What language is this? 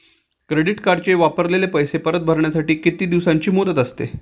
Marathi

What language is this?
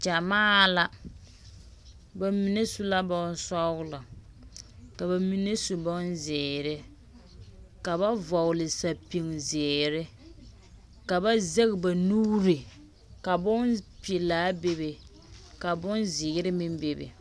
Southern Dagaare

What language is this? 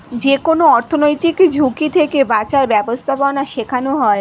Bangla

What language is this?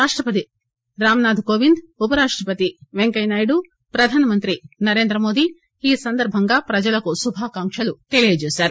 Telugu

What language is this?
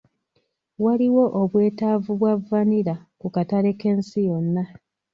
Ganda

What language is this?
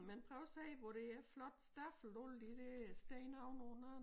Danish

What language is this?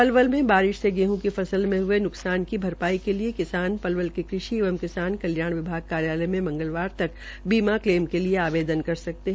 Hindi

